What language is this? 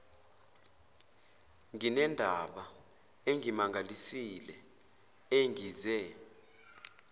Zulu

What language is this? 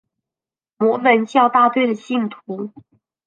Chinese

